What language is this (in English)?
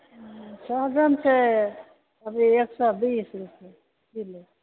Maithili